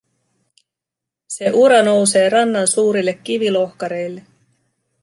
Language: Finnish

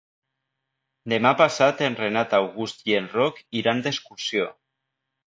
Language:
Catalan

